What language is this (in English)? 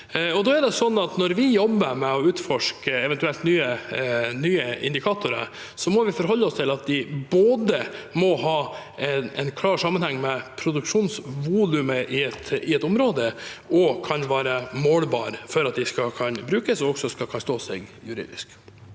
Norwegian